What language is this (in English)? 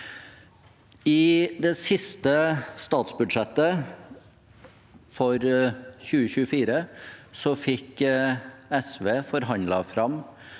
Norwegian